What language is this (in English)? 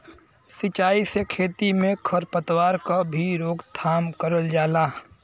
Bhojpuri